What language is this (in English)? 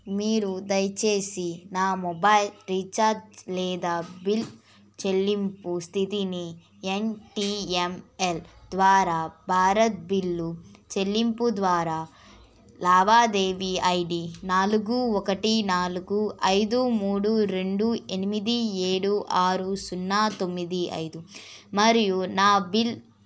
Telugu